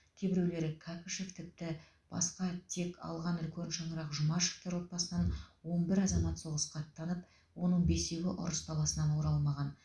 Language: Kazakh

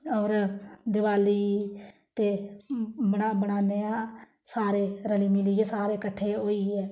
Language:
Dogri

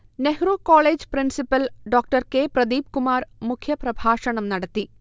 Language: Malayalam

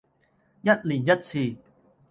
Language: Cantonese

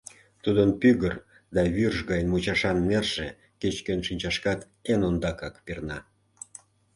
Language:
Mari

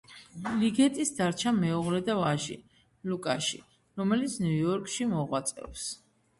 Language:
Georgian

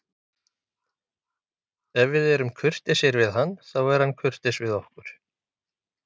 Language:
Icelandic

